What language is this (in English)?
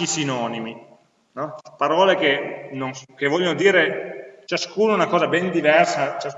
Italian